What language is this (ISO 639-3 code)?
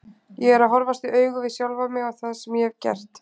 isl